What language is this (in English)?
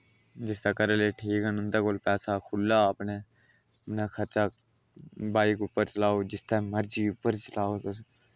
Dogri